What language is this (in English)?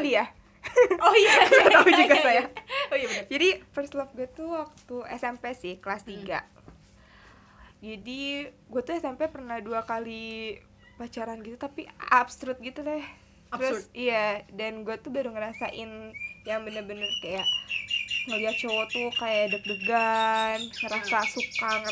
Indonesian